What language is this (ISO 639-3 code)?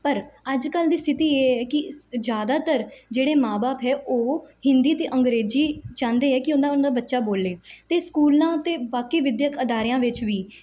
pan